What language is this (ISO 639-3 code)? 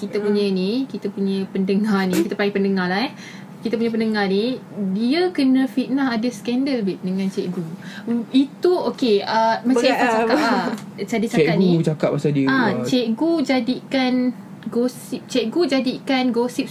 msa